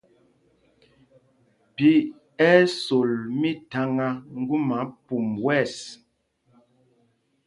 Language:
Mpumpong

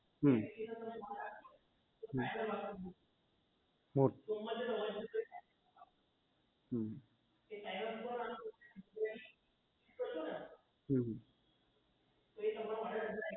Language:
Gujarati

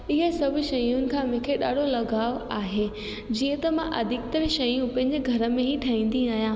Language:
Sindhi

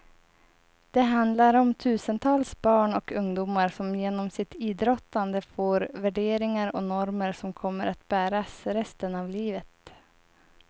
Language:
Swedish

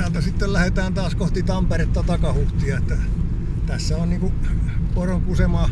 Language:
Finnish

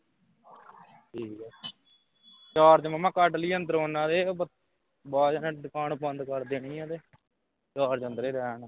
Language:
Punjabi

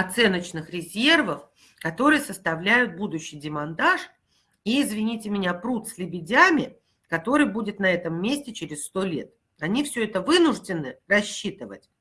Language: Russian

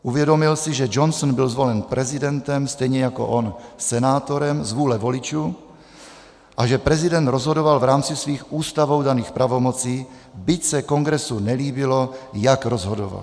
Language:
Czech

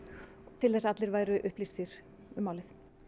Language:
Icelandic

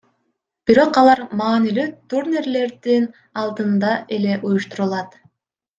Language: Kyrgyz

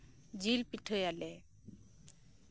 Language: Santali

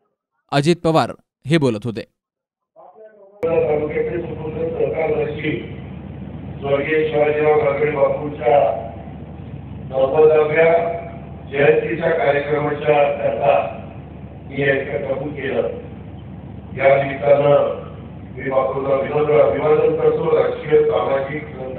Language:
Marathi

